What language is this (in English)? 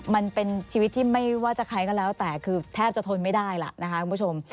Thai